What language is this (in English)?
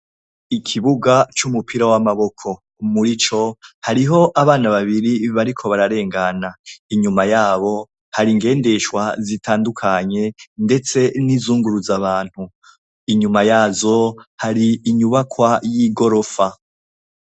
Rundi